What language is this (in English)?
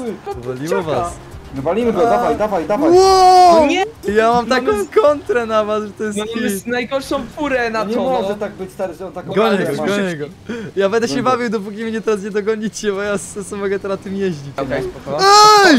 Polish